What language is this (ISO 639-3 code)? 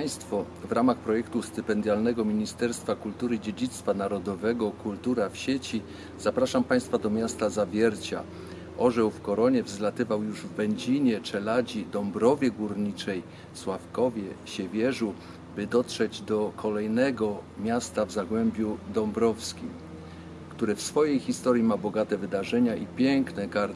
pol